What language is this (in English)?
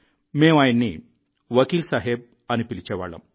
Telugu